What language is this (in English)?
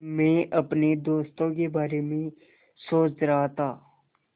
Hindi